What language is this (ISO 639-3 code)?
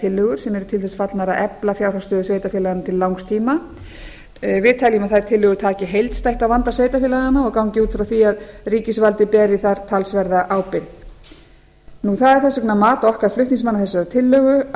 isl